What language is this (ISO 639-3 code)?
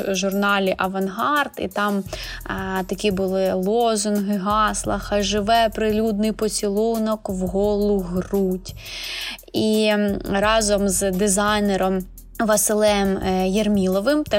ukr